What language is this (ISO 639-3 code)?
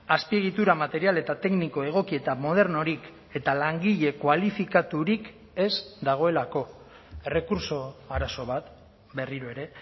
eus